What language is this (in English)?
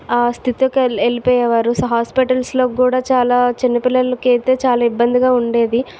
Telugu